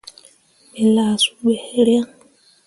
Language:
Mundang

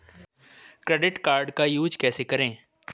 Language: Hindi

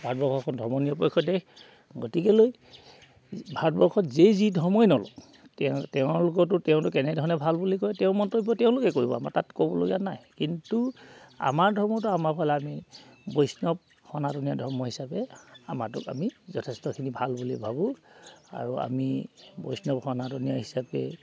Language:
Assamese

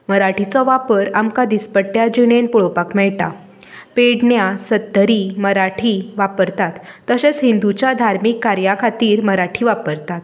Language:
Konkani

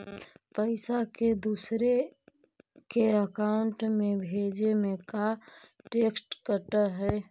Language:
Magahi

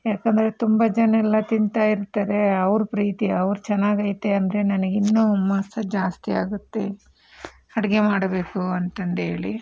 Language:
Kannada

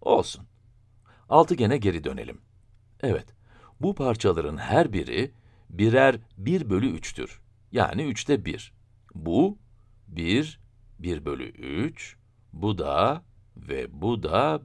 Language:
Turkish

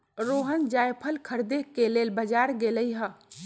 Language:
Magahi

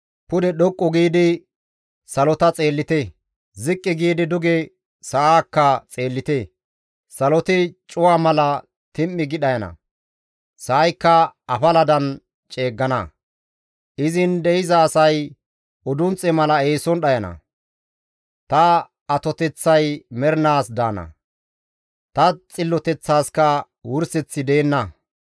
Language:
Gamo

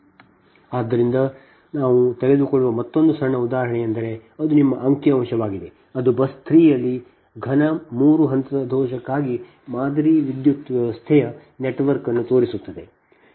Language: Kannada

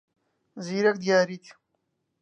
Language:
Central Kurdish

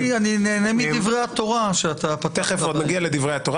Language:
Hebrew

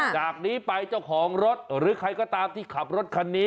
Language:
Thai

